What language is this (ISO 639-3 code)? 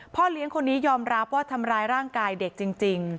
tha